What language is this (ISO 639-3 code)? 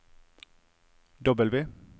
nor